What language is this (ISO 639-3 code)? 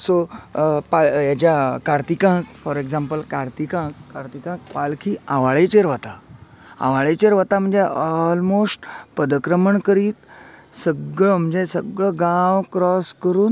kok